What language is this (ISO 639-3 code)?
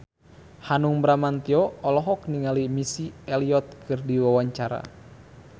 sun